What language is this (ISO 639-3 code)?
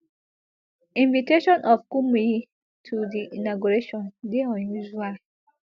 pcm